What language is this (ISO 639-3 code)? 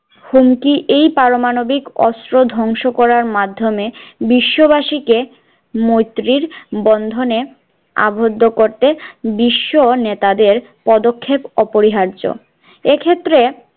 ben